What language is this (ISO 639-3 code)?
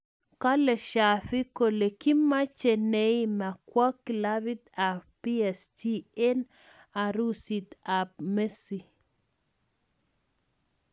kln